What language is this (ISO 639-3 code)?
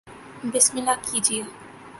urd